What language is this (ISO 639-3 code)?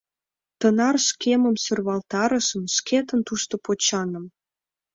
chm